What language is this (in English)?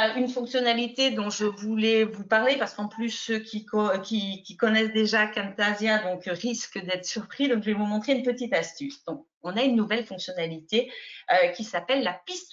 French